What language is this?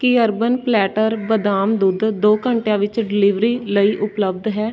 Punjabi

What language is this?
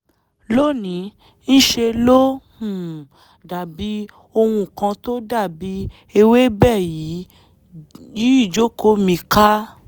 Yoruba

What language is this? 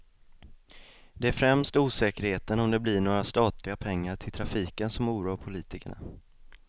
Swedish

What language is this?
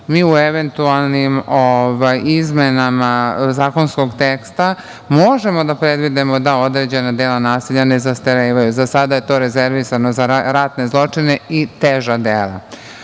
Serbian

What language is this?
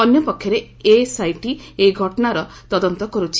Odia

